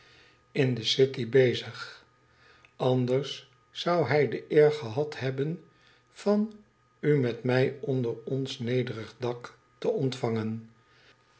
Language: Dutch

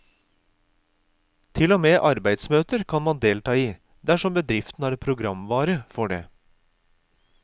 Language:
Norwegian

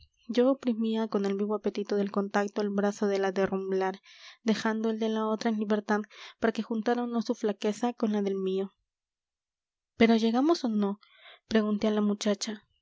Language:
Spanish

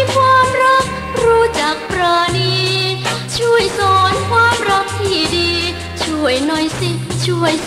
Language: Thai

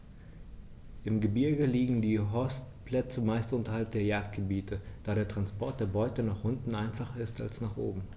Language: German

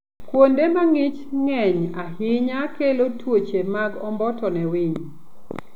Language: Luo (Kenya and Tanzania)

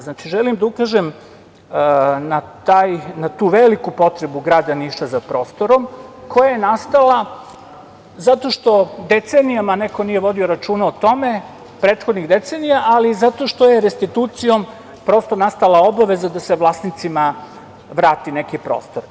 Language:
Serbian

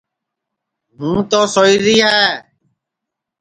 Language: Sansi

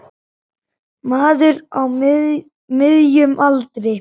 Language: Icelandic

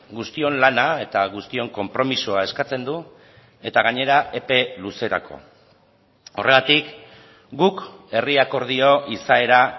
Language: Basque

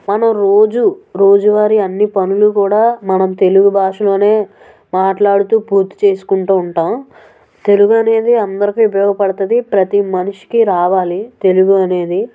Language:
Telugu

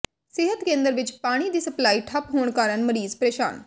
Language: Punjabi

